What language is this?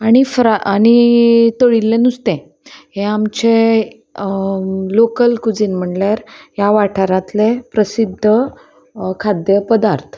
Konkani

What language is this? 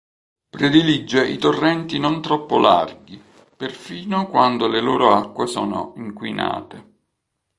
Italian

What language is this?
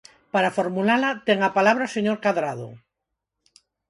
Galician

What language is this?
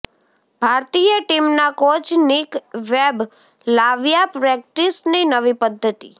Gujarati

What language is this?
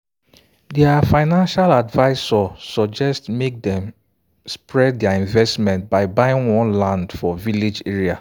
Nigerian Pidgin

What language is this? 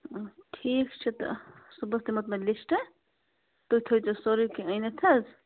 Kashmiri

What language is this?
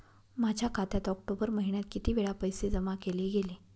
Marathi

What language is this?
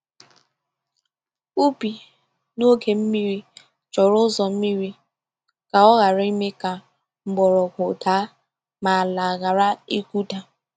Igbo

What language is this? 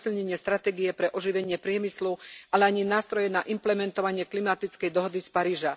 Slovak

